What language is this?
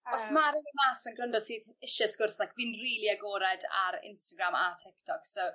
Welsh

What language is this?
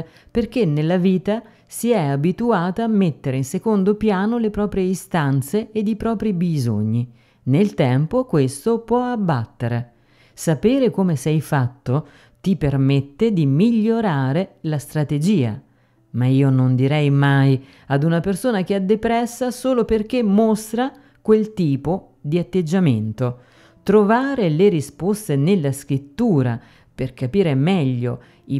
Italian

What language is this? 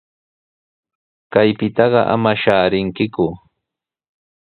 Sihuas Ancash Quechua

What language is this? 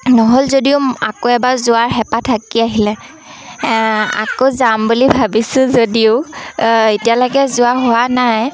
Assamese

